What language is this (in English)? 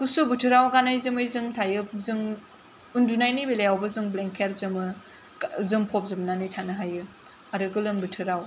Bodo